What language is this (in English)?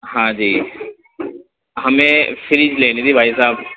Urdu